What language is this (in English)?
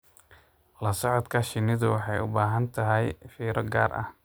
Somali